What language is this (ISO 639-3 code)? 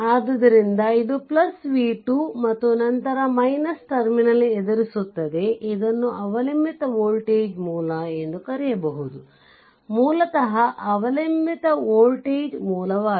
kan